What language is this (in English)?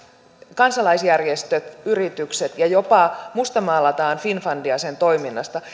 Finnish